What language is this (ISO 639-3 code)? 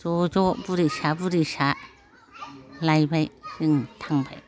brx